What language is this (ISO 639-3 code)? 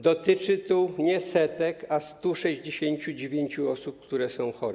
pol